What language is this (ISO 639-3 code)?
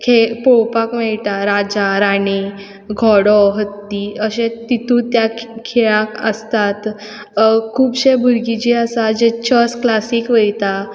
kok